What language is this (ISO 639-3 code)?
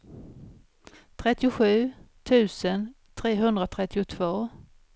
swe